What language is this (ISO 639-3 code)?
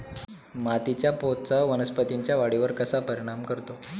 mar